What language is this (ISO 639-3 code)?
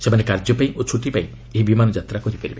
ori